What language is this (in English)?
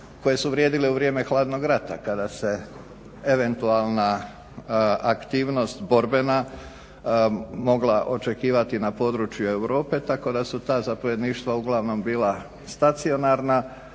Croatian